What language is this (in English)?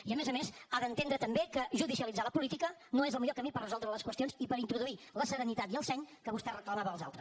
Catalan